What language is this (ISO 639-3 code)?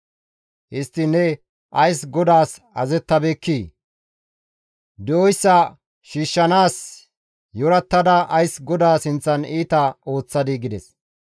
gmv